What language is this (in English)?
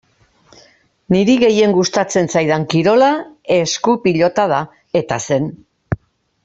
Basque